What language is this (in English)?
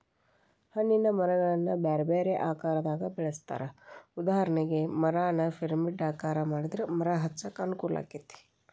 Kannada